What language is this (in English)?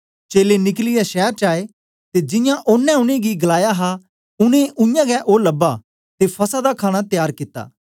Dogri